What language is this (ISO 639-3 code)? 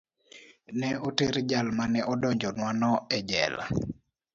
luo